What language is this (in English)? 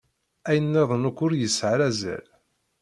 Kabyle